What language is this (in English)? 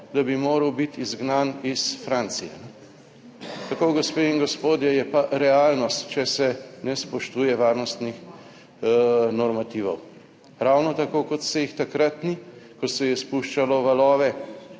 Slovenian